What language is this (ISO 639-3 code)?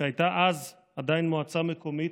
heb